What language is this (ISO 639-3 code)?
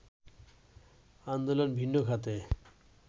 ben